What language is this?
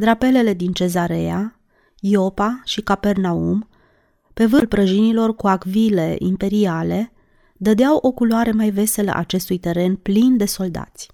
Romanian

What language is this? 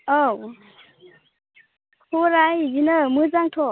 Bodo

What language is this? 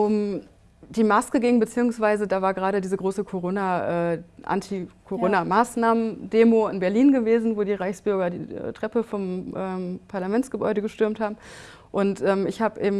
German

